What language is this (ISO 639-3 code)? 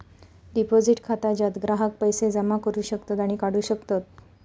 mar